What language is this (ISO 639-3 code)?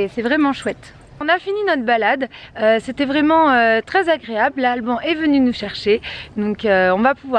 fra